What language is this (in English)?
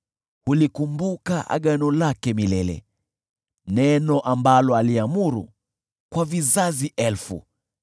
Swahili